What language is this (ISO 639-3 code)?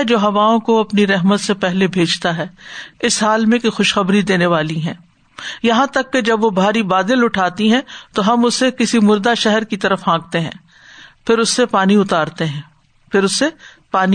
urd